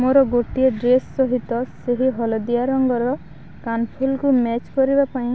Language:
Odia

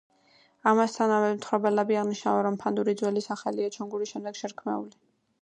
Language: Georgian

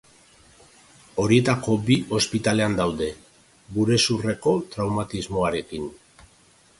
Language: Basque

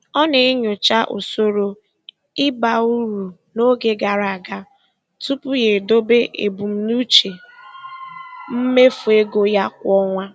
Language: Igbo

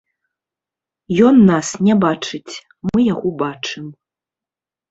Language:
Belarusian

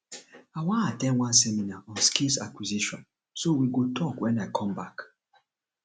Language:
Nigerian Pidgin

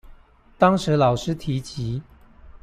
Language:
Chinese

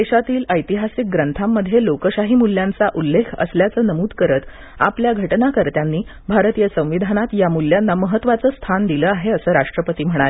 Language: Marathi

